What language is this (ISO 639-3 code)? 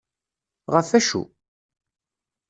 kab